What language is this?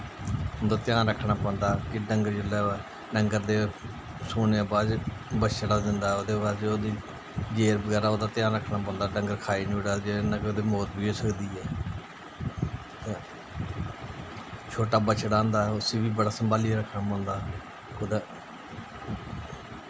Dogri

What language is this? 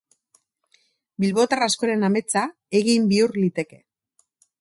Basque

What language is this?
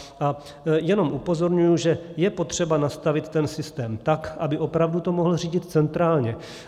Czech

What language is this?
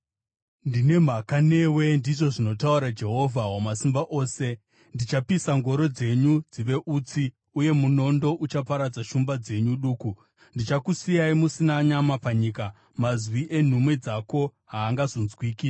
Shona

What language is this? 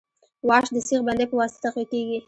Pashto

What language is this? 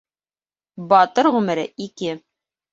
Bashkir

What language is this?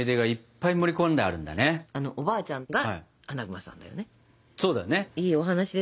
Japanese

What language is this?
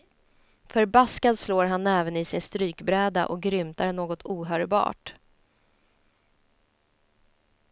Swedish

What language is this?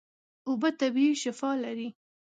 Pashto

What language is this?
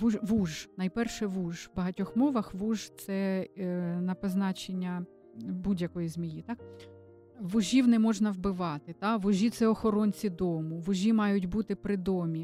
Ukrainian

